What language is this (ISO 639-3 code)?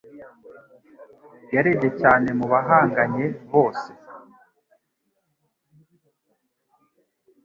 kin